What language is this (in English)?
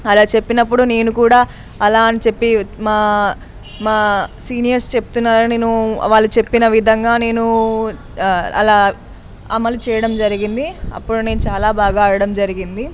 Telugu